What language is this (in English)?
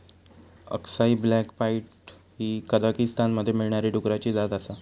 Marathi